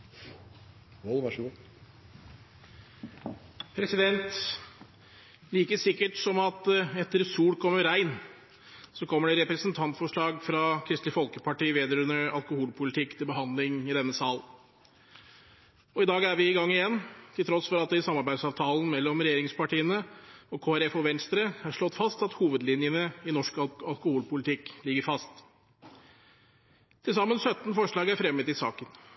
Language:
Norwegian Bokmål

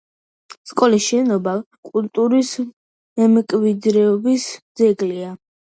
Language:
Georgian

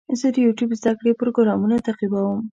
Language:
Pashto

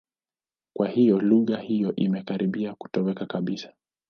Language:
Swahili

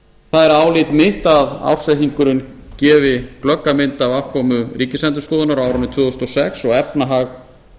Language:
Icelandic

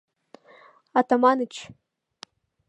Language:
Mari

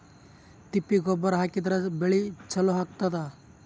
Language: Kannada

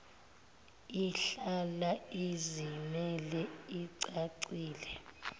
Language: Zulu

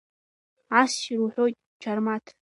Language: Abkhazian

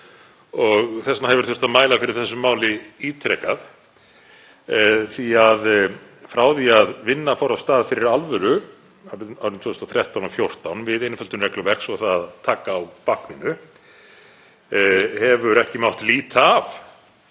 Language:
Icelandic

